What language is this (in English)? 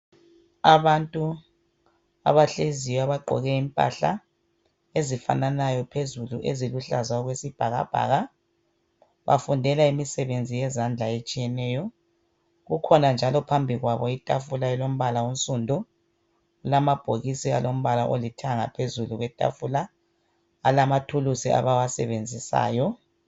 North Ndebele